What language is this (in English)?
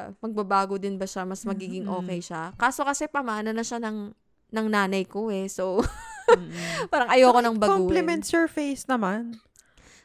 Filipino